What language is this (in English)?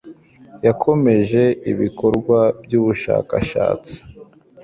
Kinyarwanda